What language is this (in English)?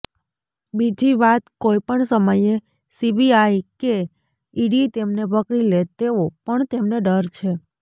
Gujarati